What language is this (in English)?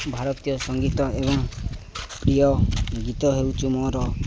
Odia